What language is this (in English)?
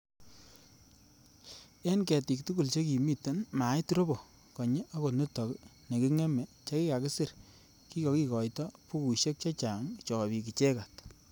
Kalenjin